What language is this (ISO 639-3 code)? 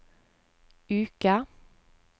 nor